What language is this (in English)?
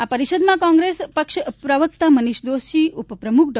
Gujarati